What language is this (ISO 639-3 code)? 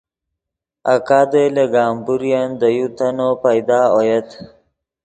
ydg